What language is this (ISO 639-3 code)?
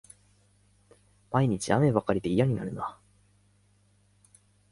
jpn